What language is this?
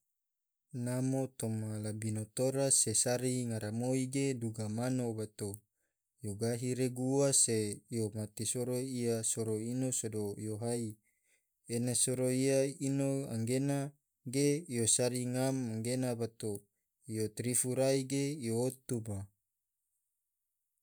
Tidore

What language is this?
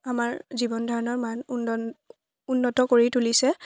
Assamese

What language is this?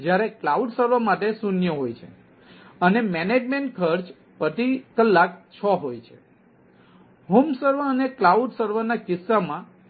Gujarati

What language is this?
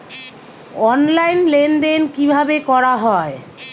Bangla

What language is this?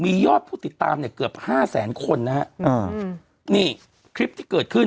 Thai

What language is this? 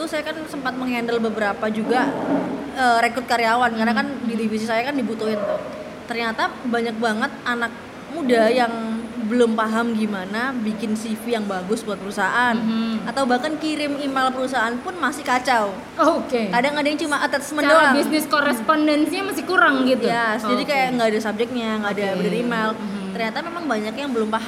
Indonesian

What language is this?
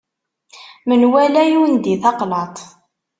Kabyle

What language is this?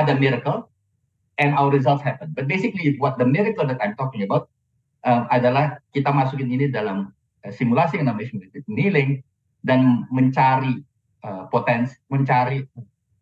Indonesian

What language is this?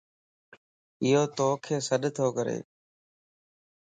Lasi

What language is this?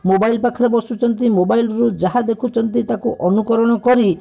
Odia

